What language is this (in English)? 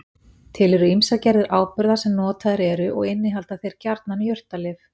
Icelandic